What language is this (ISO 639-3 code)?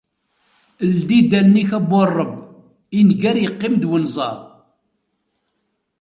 kab